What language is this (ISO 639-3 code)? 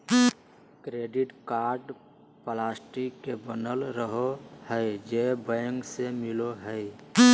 mag